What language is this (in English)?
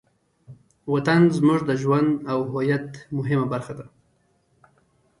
Pashto